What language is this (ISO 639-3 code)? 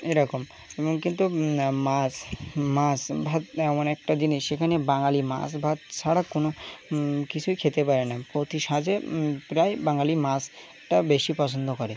ben